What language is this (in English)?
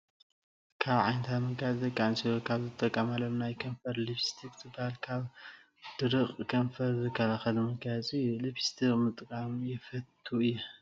Tigrinya